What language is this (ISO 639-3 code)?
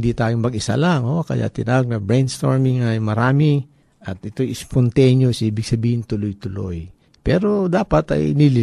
fil